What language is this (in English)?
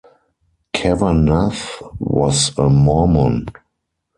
English